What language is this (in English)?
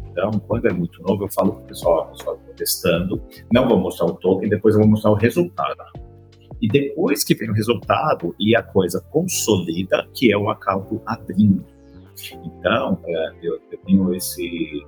Portuguese